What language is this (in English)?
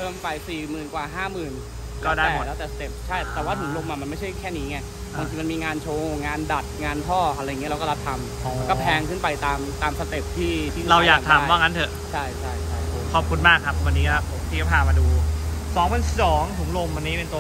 Thai